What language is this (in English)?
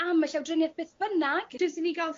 Welsh